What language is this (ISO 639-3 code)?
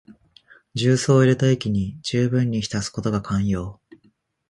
jpn